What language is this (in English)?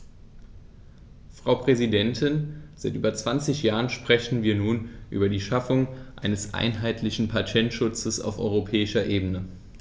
German